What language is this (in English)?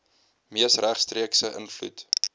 Afrikaans